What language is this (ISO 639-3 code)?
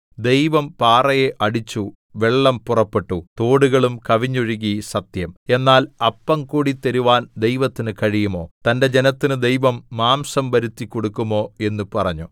mal